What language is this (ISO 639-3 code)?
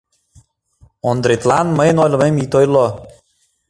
chm